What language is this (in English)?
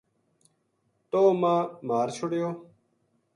Gujari